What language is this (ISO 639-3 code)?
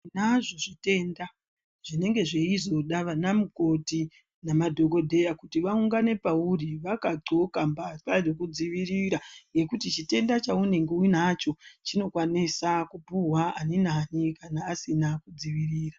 ndc